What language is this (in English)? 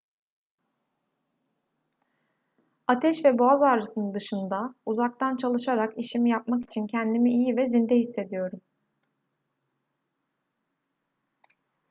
Turkish